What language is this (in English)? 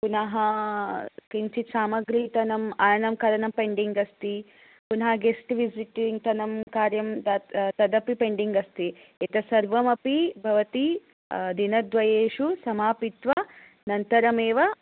Sanskrit